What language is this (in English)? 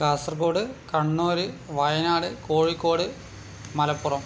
Malayalam